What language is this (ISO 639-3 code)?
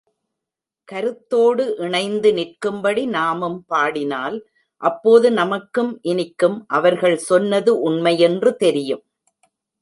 tam